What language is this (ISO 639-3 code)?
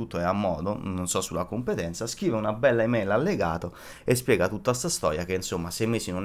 ita